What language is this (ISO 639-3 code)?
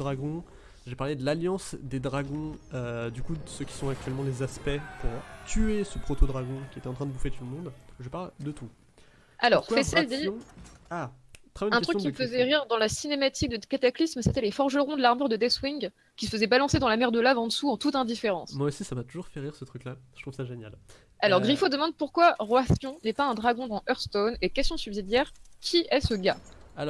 fra